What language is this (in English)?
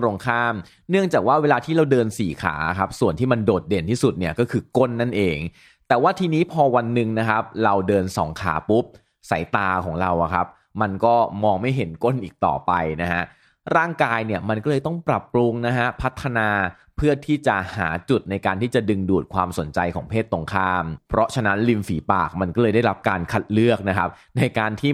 Thai